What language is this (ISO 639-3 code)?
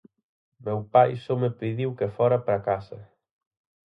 glg